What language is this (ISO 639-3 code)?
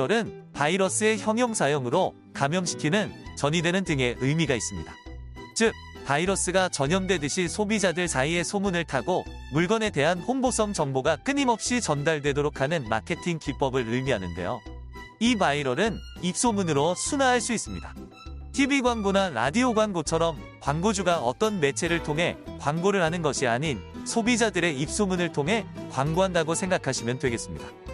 kor